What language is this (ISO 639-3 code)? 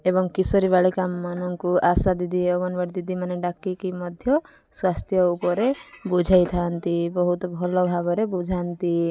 ori